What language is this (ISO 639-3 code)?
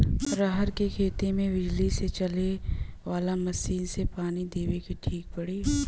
bho